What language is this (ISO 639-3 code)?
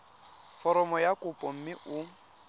tsn